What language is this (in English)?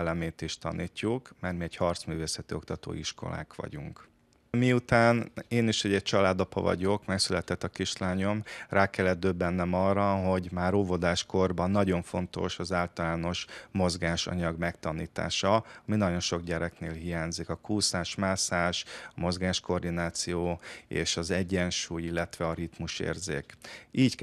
Hungarian